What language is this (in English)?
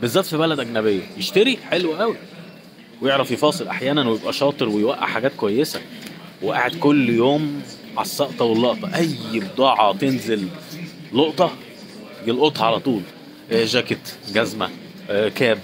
Arabic